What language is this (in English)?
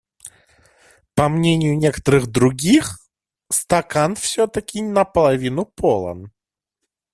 Russian